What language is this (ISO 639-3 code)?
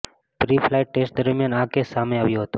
guj